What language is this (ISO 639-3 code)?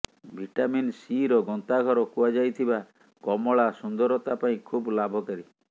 ori